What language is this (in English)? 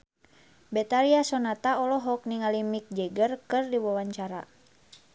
Sundanese